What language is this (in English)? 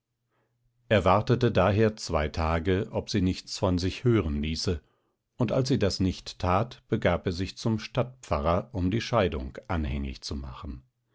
German